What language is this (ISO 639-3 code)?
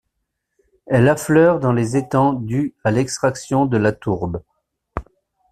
fra